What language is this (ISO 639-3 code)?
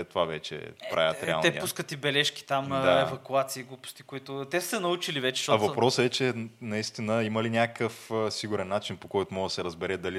bul